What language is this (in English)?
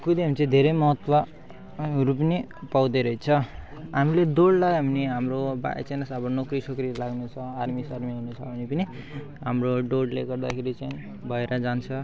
Nepali